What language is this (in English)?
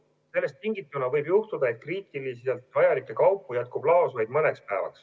Estonian